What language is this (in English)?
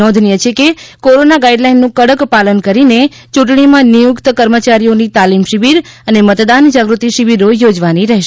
Gujarati